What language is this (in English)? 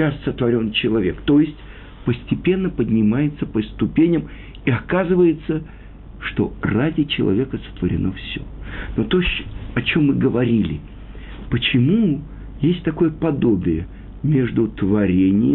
Russian